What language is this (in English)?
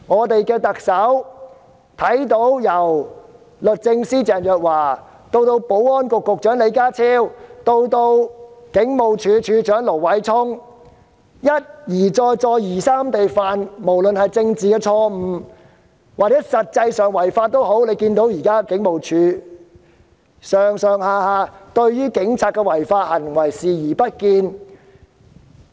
Cantonese